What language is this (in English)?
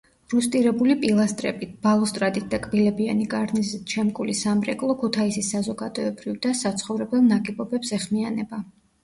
Georgian